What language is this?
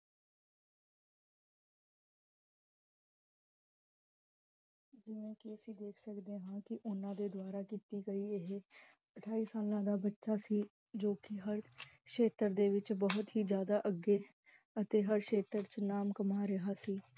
Punjabi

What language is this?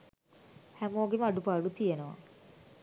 Sinhala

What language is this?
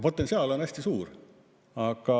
Estonian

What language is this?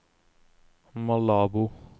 Norwegian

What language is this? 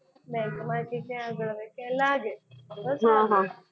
Gujarati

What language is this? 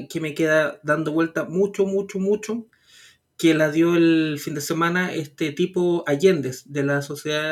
Spanish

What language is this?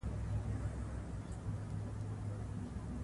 Pashto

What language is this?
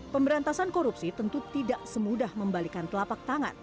Indonesian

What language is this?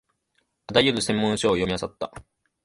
Japanese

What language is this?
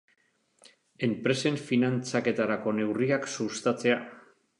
Basque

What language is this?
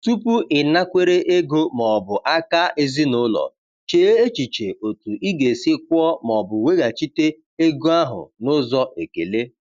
Igbo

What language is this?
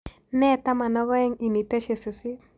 Kalenjin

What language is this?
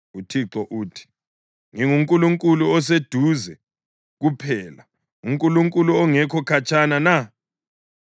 North Ndebele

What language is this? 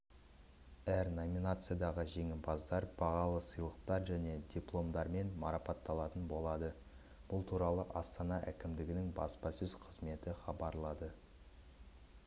Kazakh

